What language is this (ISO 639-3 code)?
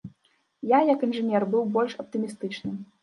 bel